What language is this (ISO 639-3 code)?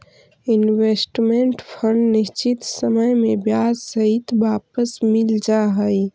mag